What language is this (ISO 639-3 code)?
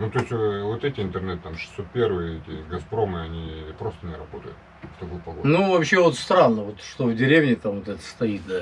rus